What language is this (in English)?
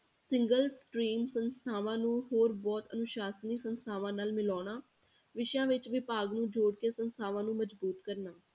Punjabi